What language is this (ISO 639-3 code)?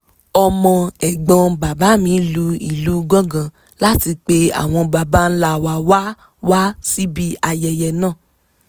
yor